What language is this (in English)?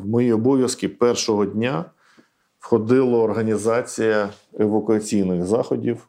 Ukrainian